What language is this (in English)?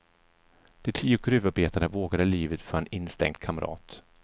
Swedish